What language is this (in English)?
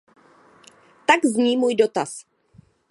Czech